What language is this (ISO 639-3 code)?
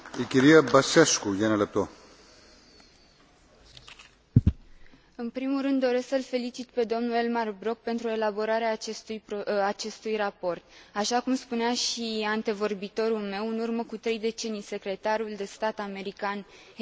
ron